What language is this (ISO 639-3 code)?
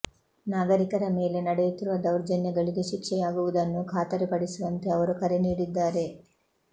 kan